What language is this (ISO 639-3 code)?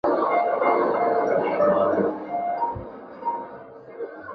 zho